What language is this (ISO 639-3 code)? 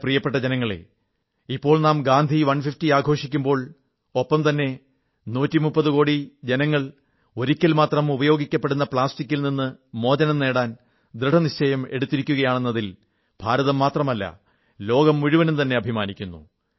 mal